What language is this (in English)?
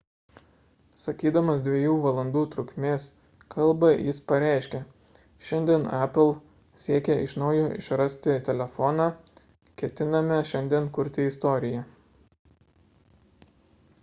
Lithuanian